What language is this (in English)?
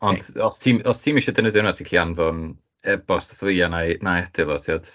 Welsh